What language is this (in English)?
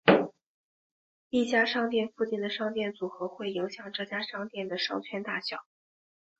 Chinese